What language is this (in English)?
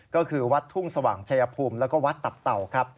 Thai